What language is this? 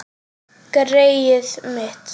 Icelandic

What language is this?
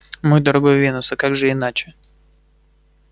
Russian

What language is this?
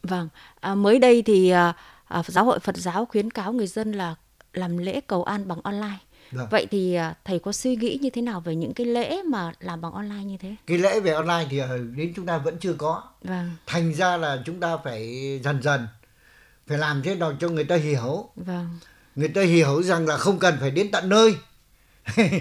Vietnamese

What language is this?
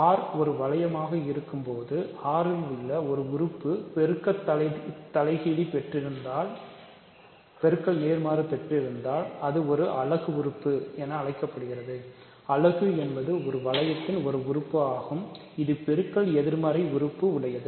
Tamil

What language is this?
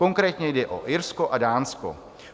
Czech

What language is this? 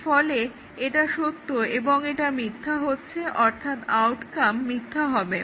Bangla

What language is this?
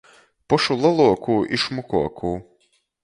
Latgalian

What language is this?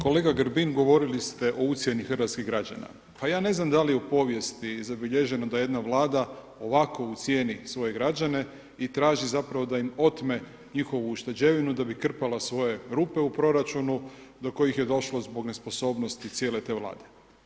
Croatian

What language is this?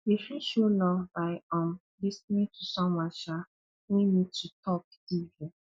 Nigerian Pidgin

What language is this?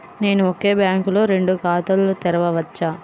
Telugu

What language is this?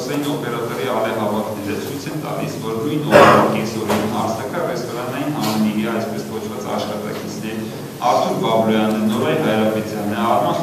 Romanian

